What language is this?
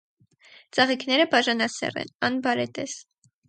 Armenian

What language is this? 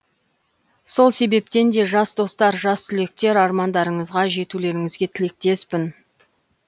Kazakh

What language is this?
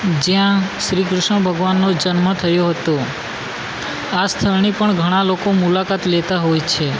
Gujarati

